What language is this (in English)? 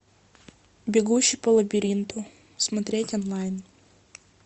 Russian